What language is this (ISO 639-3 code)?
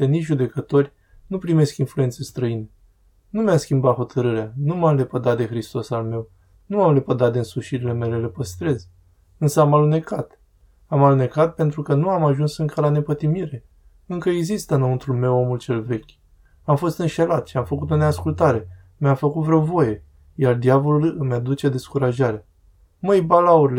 ron